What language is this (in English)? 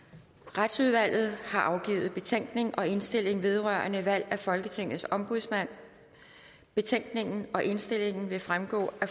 Danish